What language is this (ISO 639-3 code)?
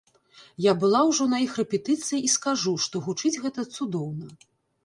bel